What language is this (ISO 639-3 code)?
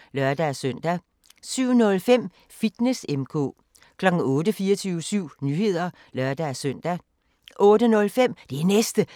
dan